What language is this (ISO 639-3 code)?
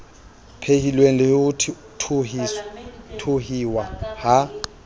sot